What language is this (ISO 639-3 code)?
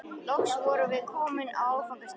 isl